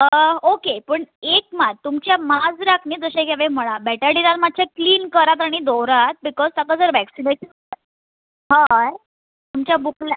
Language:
Konkani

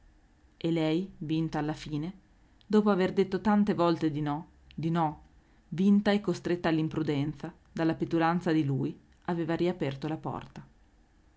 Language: Italian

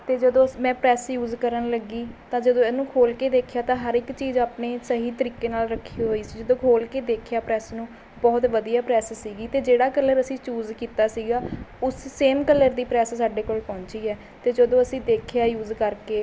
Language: Punjabi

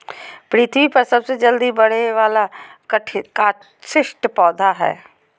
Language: Magahi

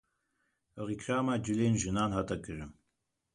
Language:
Kurdish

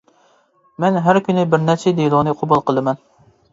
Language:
Uyghur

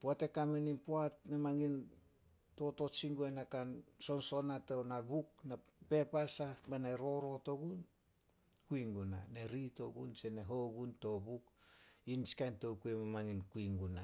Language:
Solos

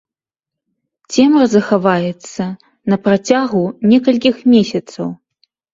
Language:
Belarusian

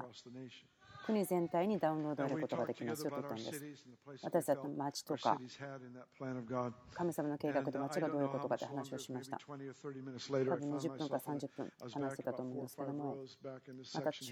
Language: Japanese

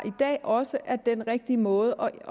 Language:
Danish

